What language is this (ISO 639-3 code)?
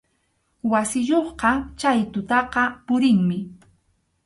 qxu